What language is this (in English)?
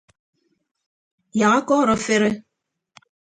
Ibibio